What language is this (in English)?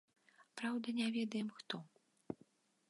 Belarusian